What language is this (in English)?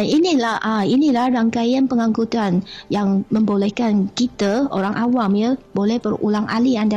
Malay